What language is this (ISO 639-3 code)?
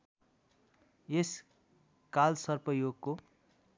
nep